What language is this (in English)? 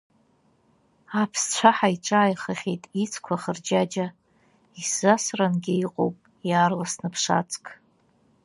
Abkhazian